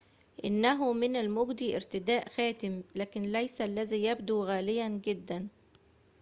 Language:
Arabic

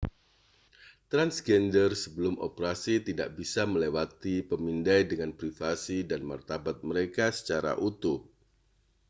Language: Indonesian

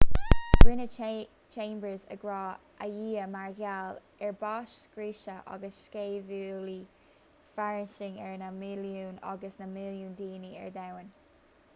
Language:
Irish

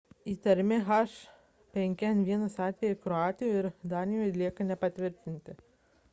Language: Lithuanian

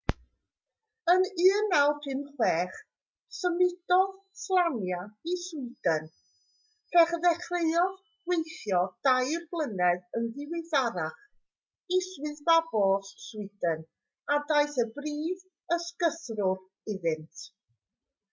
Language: Welsh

